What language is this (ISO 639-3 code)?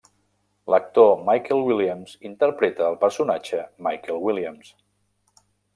cat